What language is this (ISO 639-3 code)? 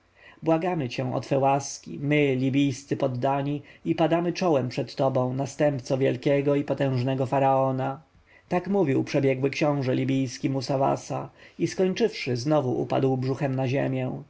pol